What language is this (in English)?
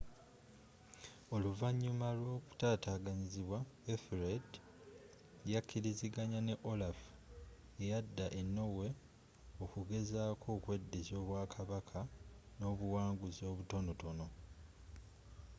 Ganda